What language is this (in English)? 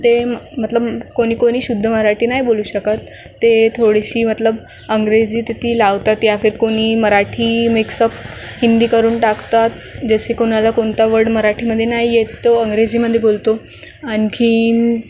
Marathi